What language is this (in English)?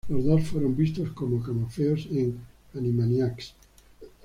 Spanish